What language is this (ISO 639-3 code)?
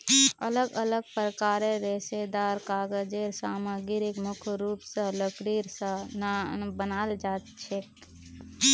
mag